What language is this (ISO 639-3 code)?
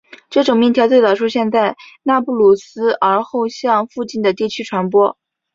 zho